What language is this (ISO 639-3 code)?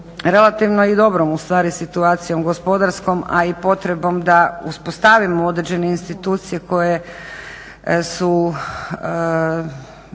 hrv